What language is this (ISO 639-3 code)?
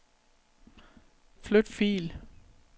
dan